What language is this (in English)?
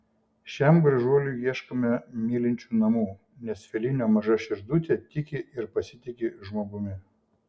Lithuanian